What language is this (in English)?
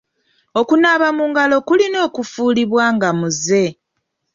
Ganda